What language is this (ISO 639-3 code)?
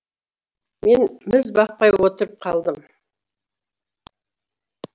kaz